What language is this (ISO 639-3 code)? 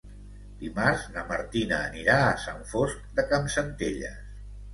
cat